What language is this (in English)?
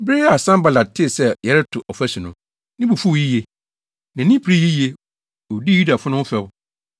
Akan